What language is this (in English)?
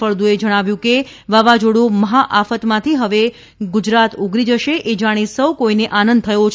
Gujarati